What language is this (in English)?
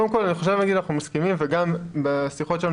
Hebrew